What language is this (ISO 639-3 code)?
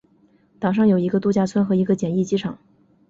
zho